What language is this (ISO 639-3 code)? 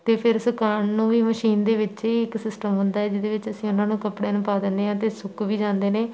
pan